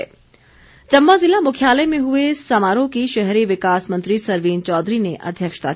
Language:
Hindi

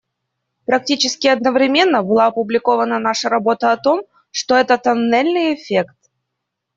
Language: Russian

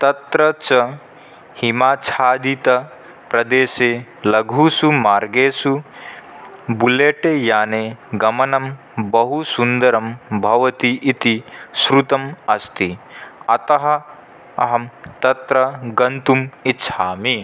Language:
Sanskrit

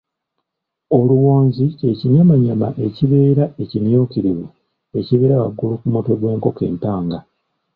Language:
Ganda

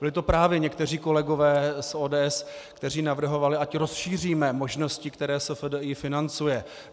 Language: Czech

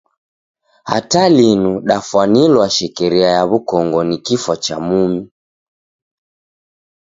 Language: Taita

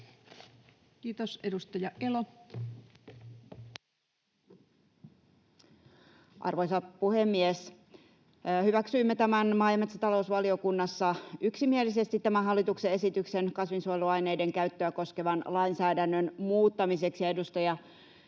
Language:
Finnish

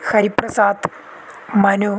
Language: Sanskrit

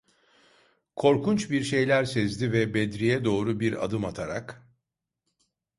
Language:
Turkish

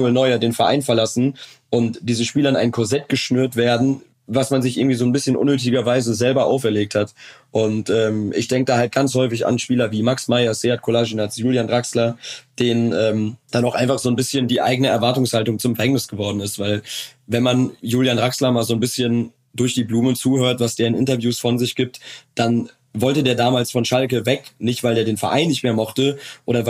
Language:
German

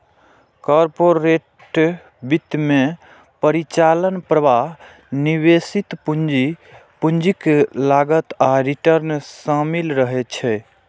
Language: Maithili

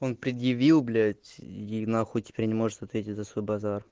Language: Russian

